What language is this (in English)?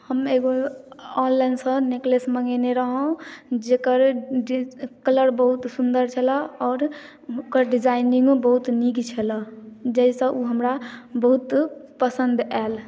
Maithili